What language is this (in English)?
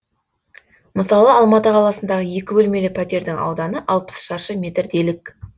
Kazakh